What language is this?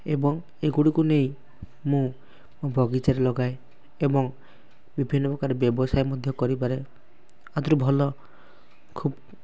Odia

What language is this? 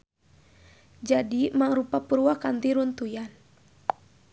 Sundanese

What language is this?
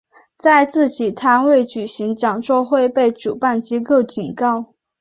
Chinese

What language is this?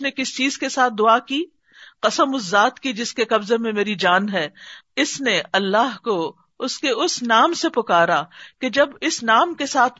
Urdu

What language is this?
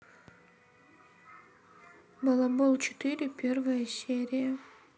Russian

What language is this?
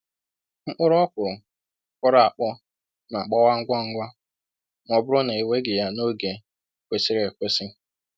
Igbo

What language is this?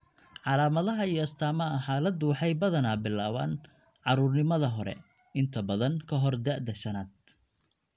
Somali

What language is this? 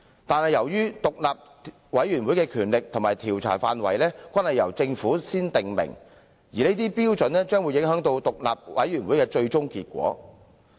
Cantonese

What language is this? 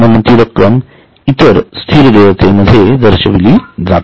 Marathi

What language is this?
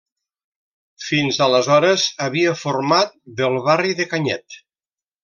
Catalan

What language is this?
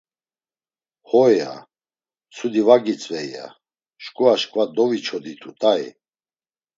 Laz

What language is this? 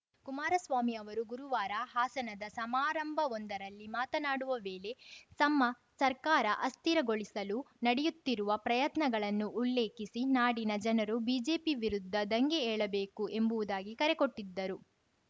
Kannada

